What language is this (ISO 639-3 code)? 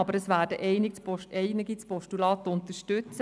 gsw